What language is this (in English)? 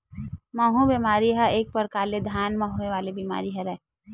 Chhattisgarhi